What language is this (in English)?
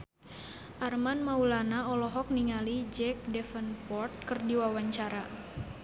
Sundanese